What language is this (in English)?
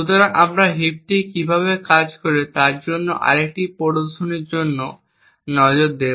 Bangla